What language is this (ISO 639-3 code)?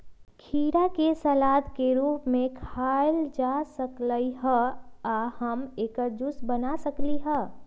mag